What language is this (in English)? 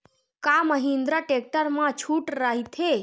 Chhattisgarhi